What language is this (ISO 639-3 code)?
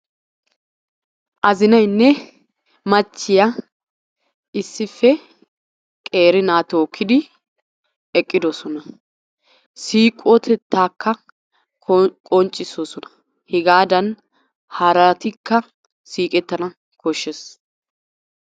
wal